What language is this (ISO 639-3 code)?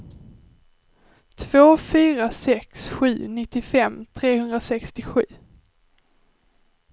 swe